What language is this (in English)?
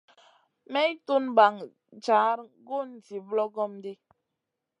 Masana